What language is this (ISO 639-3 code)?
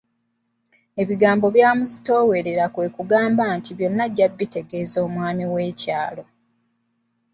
lug